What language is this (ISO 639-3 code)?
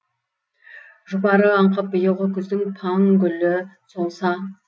kaz